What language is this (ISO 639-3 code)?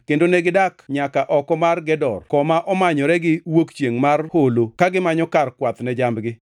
luo